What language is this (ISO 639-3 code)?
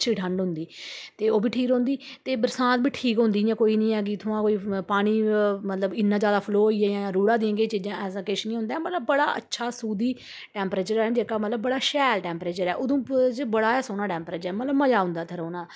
doi